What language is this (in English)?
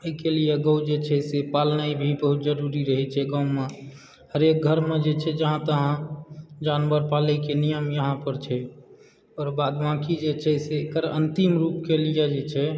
Maithili